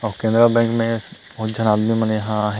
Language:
Chhattisgarhi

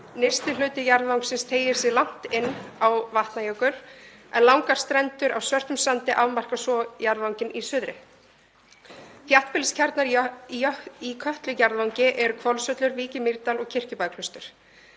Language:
Icelandic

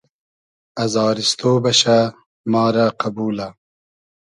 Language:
Hazaragi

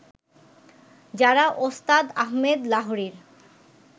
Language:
Bangla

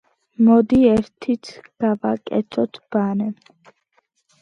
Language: Georgian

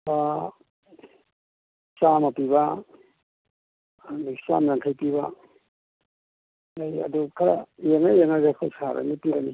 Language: Manipuri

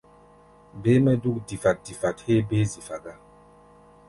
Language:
Gbaya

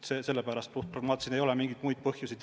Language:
Estonian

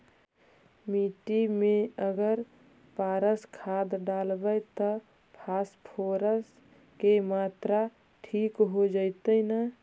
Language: Magahi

